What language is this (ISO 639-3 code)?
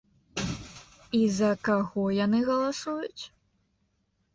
bel